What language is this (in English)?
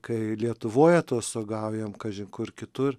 Lithuanian